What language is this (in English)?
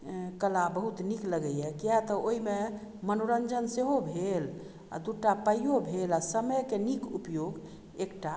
Maithili